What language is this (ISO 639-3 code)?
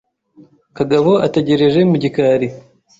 kin